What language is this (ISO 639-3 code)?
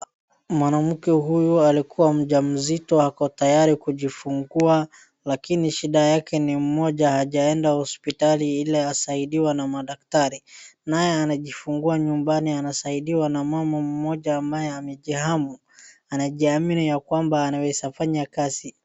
swa